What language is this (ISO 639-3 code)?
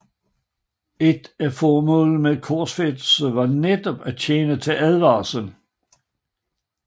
dan